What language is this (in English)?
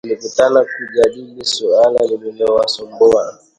Swahili